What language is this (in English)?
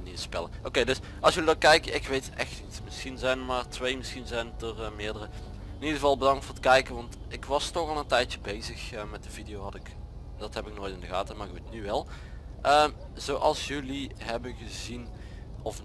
Dutch